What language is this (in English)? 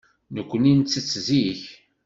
Kabyle